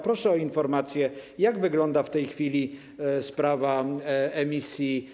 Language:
Polish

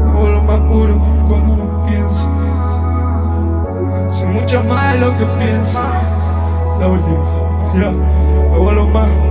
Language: Romanian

